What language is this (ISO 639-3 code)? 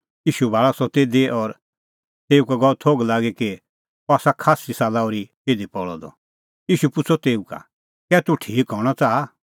kfx